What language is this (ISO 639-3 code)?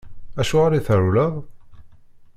kab